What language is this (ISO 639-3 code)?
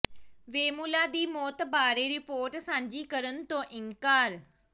pan